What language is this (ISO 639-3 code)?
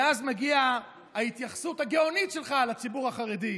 heb